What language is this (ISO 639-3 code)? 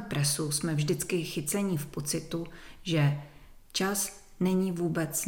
ces